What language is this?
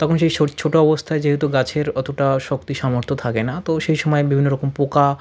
Bangla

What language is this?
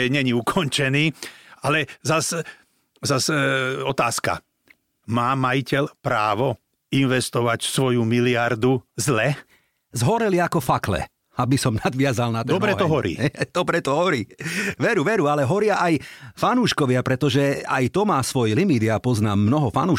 Slovak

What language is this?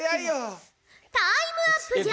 Japanese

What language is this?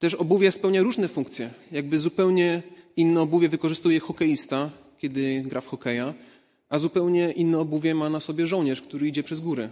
Polish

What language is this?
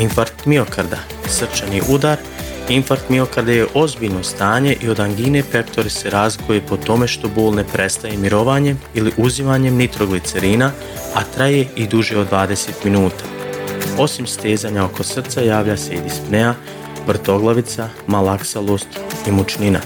Croatian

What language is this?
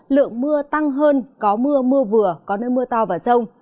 Vietnamese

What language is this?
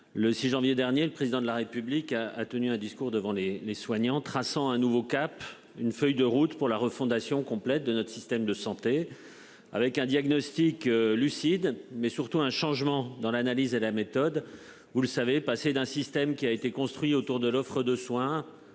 French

